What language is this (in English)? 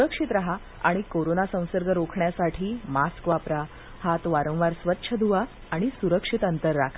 Marathi